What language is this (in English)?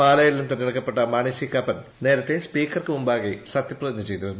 Malayalam